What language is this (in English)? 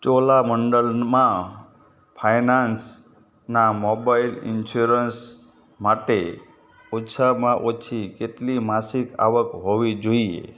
Gujarati